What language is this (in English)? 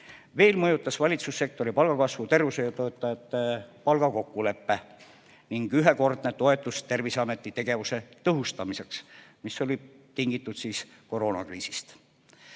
Estonian